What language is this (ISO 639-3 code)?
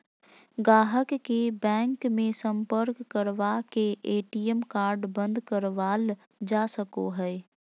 mag